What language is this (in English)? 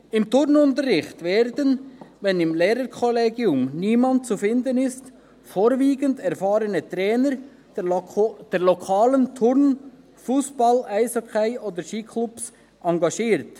Swiss German